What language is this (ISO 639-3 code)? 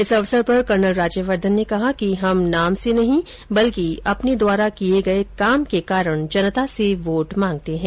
hin